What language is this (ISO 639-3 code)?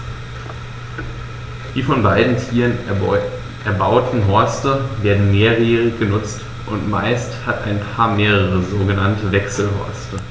deu